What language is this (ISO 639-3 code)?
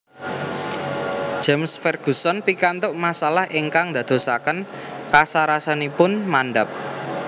jav